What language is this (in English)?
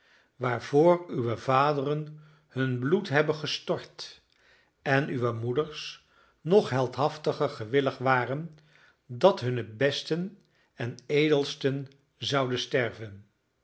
Dutch